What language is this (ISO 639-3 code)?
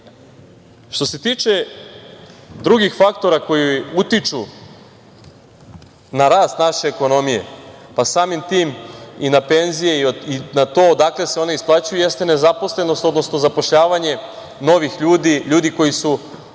srp